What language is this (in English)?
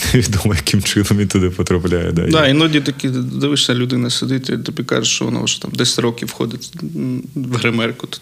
Ukrainian